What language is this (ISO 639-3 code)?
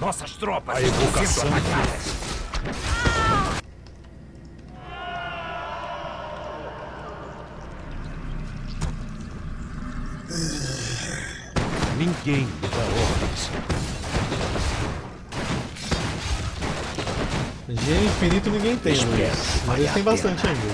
por